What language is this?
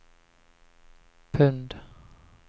Swedish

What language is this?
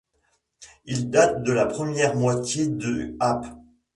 French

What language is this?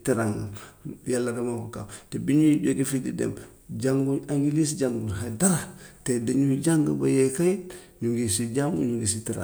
Gambian Wolof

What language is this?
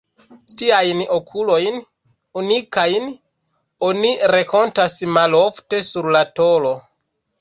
Esperanto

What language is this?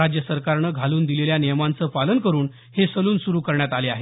Marathi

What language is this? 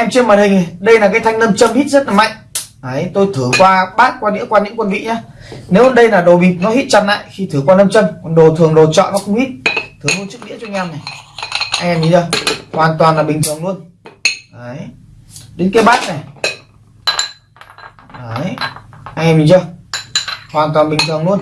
Vietnamese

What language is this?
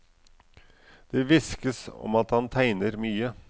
Norwegian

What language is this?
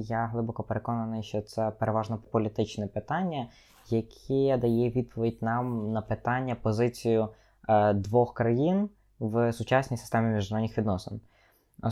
Ukrainian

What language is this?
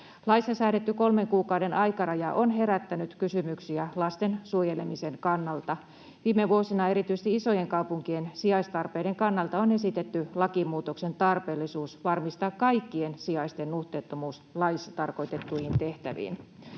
Finnish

